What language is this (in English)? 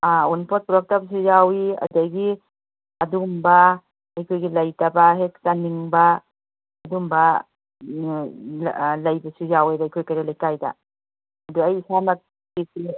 Manipuri